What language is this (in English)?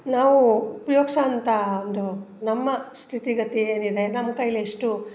Kannada